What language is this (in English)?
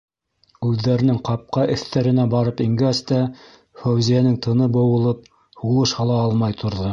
Bashkir